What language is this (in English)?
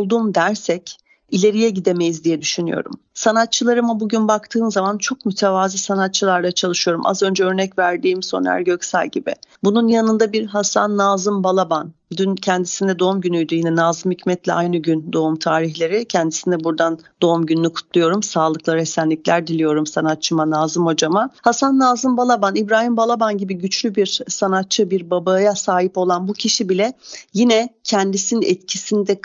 Turkish